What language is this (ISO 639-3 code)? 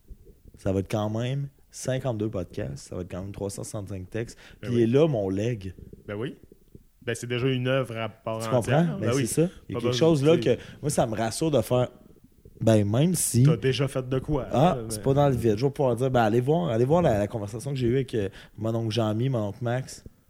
fra